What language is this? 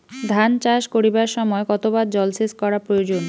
Bangla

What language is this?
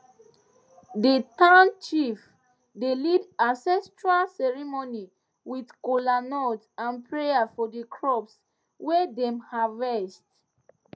Nigerian Pidgin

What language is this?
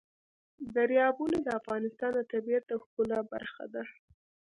Pashto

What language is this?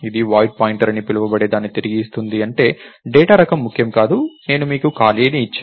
Telugu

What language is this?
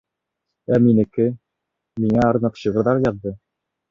Bashkir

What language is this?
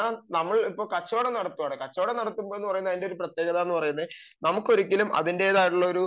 Malayalam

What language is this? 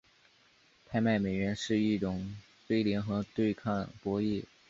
Chinese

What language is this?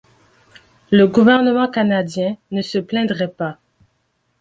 French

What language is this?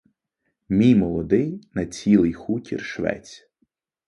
Ukrainian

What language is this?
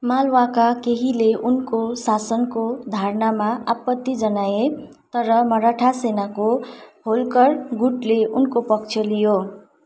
Nepali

